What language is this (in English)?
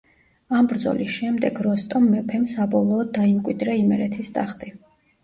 Georgian